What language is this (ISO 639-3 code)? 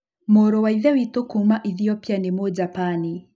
kik